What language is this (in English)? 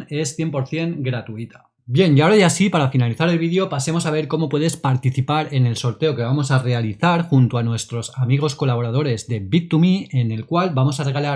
Spanish